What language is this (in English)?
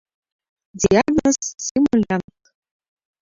Mari